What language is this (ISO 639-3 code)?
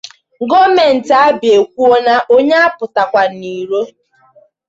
ibo